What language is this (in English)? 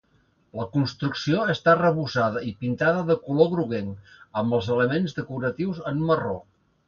Catalan